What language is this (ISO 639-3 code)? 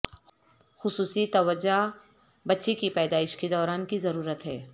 urd